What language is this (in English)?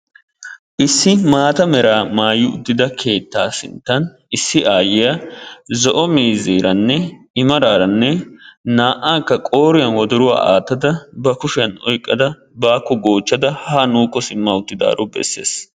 Wolaytta